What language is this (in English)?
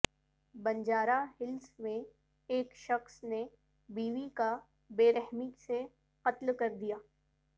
Urdu